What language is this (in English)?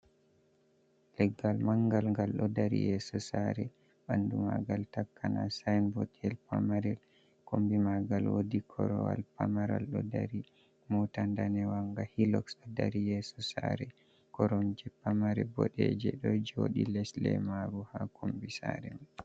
Fula